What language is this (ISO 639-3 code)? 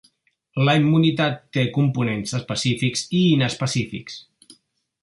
cat